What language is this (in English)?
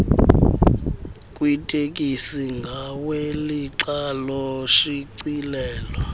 Xhosa